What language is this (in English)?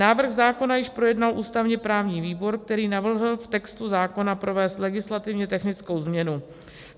Czech